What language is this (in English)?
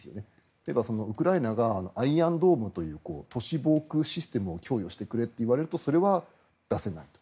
Japanese